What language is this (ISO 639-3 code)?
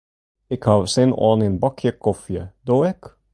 fry